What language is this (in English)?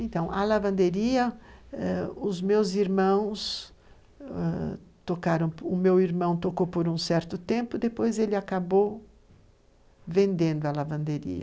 Portuguese